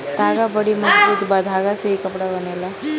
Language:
Bhojpuri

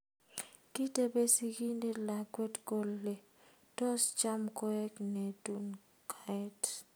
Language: Kalenjin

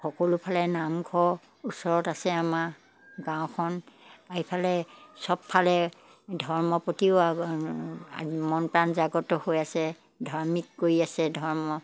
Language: Assamese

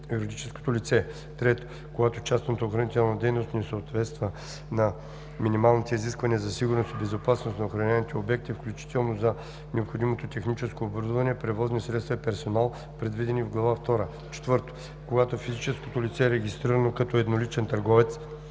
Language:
Bulgarian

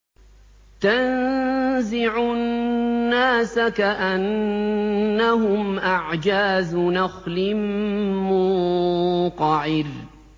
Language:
Arabic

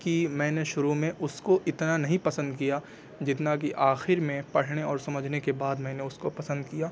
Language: Urdu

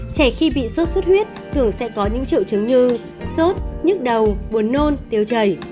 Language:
Vietnamese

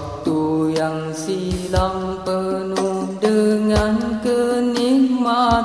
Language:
Malay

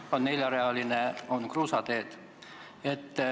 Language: Estonian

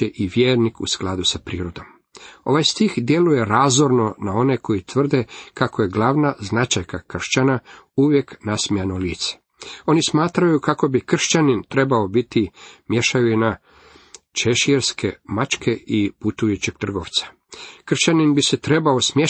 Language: Croatian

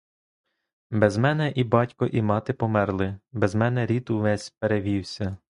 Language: Ukrainian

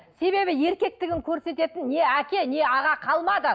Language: Kazakh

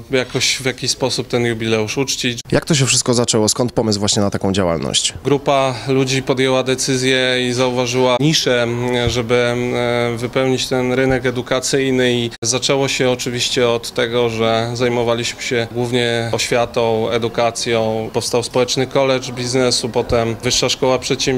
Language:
Polish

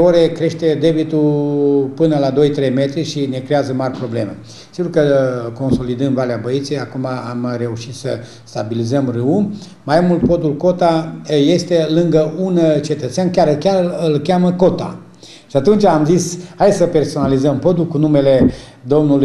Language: Romanian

